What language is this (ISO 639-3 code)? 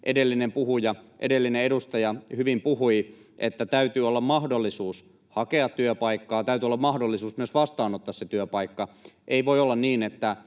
fin